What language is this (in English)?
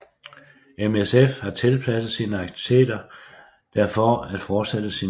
Danish